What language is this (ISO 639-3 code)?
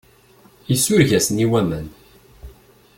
kab